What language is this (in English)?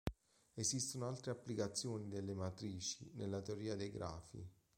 Italian